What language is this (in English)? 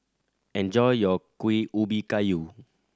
English